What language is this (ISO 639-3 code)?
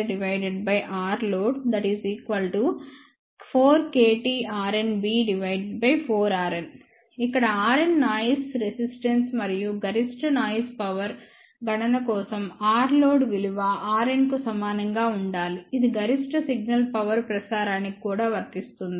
tel